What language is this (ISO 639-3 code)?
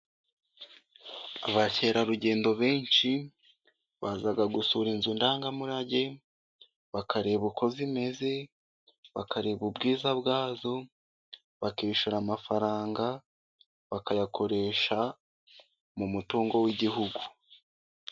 kin